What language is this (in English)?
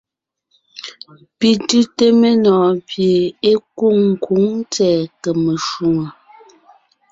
Ngiemboon